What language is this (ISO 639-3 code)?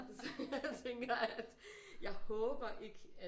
dan